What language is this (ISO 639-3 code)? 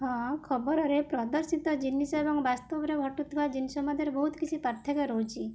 ori